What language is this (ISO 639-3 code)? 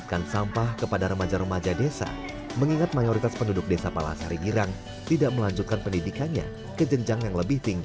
ind